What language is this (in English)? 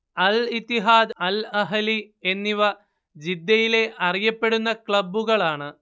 Malayalam